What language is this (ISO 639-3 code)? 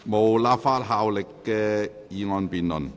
yue